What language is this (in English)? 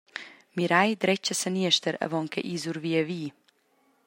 Romansh